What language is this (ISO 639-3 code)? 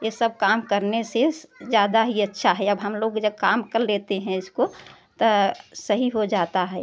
hin